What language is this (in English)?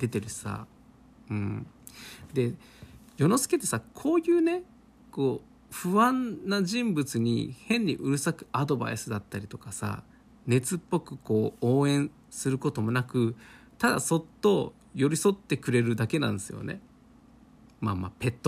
Japanese